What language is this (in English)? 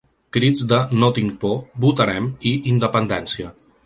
Catalan